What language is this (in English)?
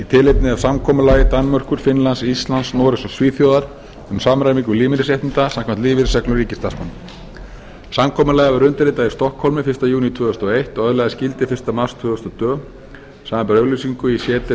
Icelandic